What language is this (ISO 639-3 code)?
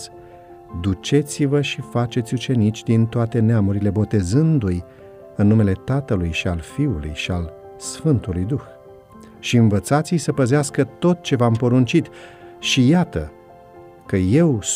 ron